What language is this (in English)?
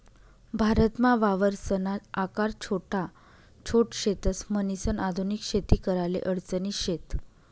Marathi